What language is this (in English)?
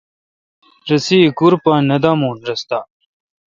Kalkoti